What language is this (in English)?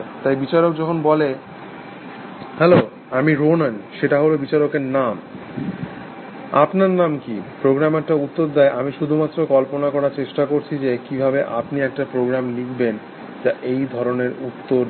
Bangla